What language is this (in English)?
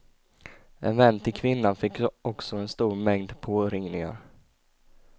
Swedish